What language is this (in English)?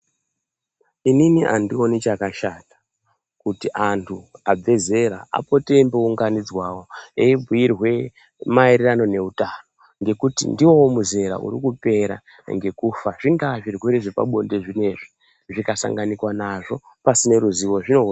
Ndau